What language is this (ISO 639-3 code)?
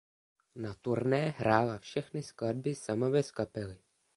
ces